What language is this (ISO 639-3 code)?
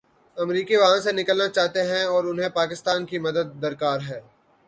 urd